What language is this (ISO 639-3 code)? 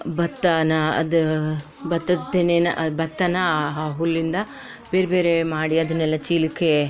kan